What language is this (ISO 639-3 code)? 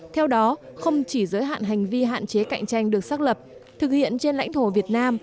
vie